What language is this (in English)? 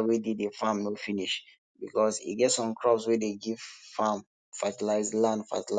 Nigerian Pidgin